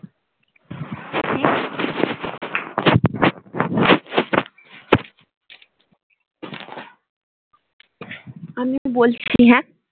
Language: Bangla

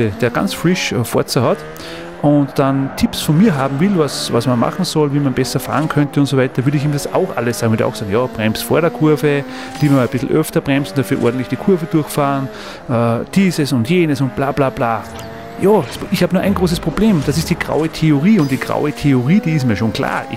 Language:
German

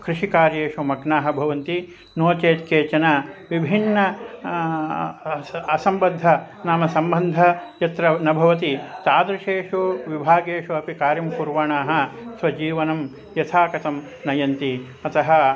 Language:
Sanskrit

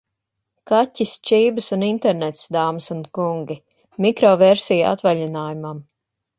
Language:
Latvian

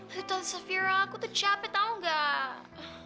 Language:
Indonesian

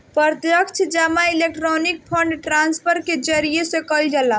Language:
Bhojpuri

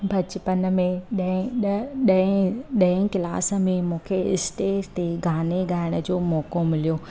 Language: Sindhi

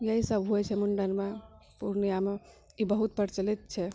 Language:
Maithili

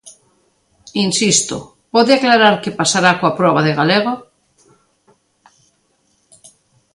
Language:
Galician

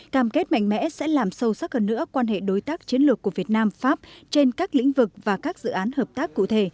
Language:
Vietnamese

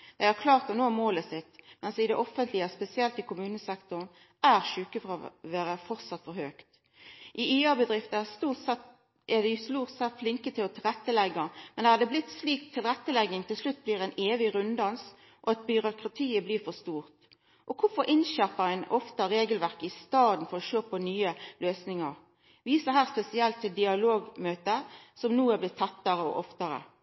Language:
Norwegian Nynorsk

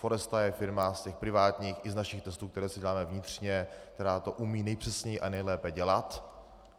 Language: Czech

